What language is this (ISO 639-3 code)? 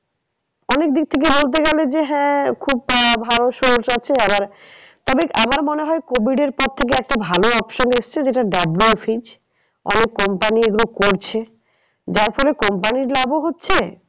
ben